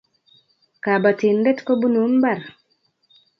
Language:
Kalenjin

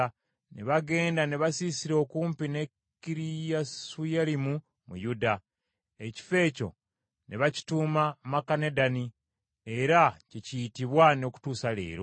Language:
Ganda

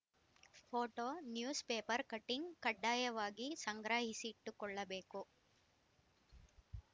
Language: Kannada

